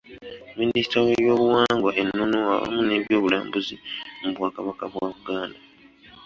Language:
Ganda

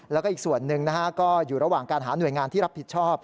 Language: Thai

